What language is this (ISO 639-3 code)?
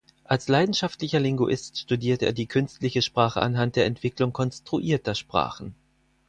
deu